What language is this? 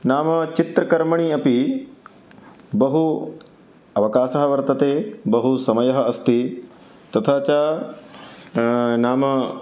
Sanskrit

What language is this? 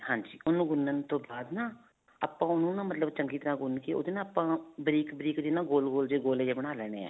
Punjabi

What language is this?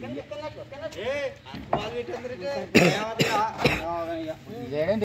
Telugu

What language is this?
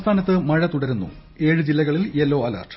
Malayalam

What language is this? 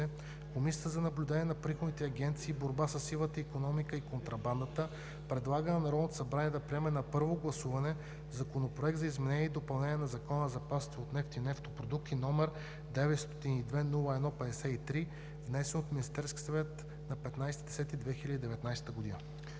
Bulgarian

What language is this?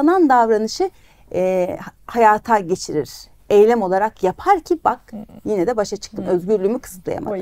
Turkish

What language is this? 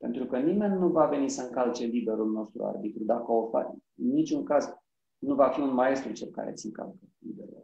Romanian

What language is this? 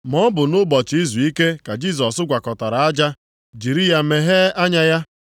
Igbo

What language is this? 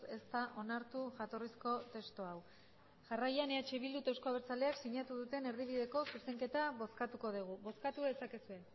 Basque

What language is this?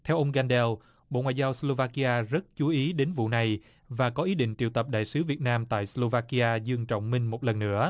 Vietnamese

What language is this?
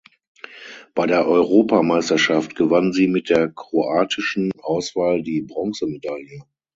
German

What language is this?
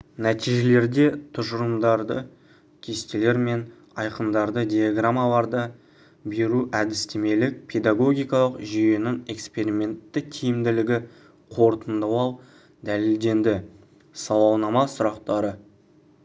Kazakh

